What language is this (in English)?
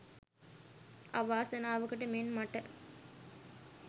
Sinhala